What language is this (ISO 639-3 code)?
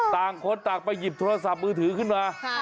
tha